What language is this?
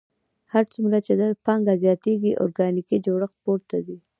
Pashto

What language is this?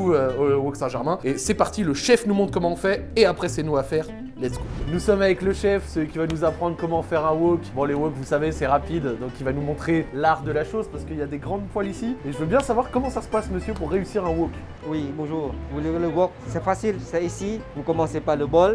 French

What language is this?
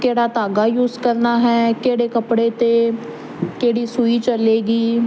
Punjabi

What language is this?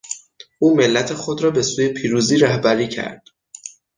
Persian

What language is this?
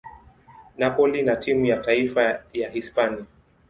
Swahili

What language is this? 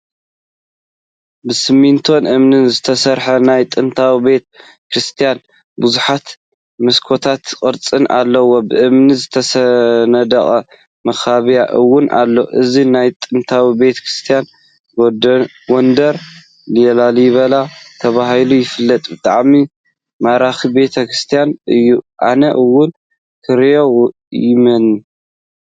Tigrinya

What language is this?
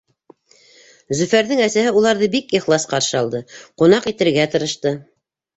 Bashkir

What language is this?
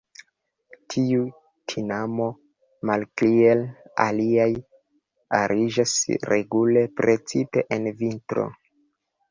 Esperanto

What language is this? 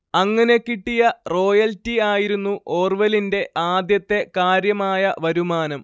Malayalam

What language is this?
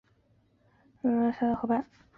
Chinese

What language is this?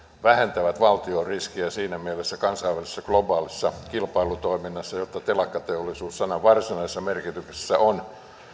Finnish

